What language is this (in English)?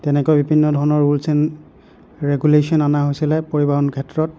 Assamese